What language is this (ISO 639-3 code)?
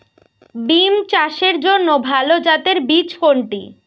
ben